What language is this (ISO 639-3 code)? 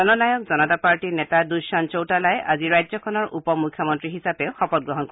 asm